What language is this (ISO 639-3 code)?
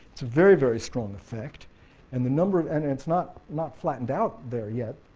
eng